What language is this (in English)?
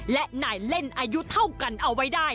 Thai